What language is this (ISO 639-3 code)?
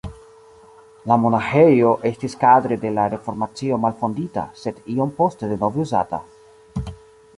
epo